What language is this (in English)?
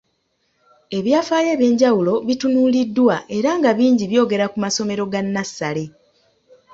Ganda